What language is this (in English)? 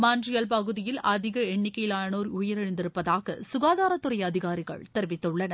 Tamil